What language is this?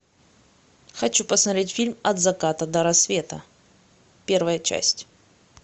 Russian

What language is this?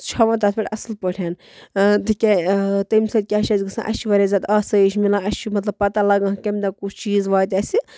Kashmiri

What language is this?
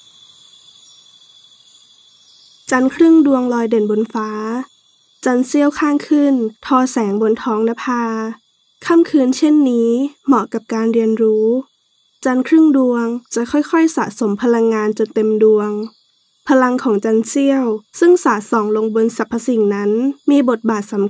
Thai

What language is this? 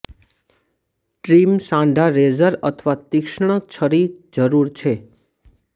Gujarati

